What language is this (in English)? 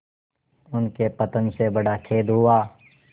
Hindi